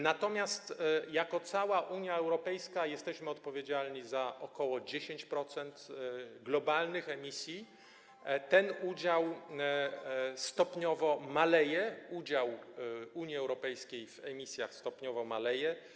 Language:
Polish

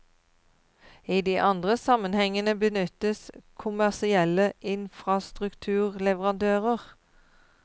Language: Norwegian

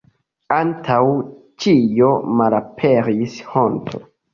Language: Esperanto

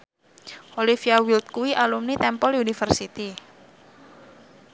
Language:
Javanese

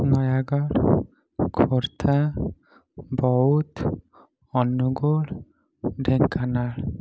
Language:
Odia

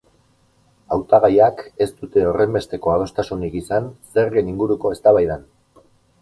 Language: Basque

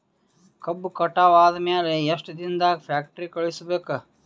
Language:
Kannada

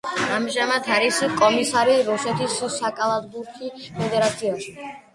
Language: Georgian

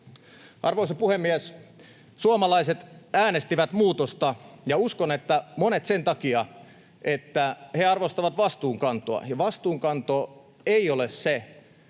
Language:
Finnish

